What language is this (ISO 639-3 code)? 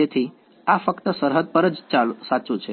guj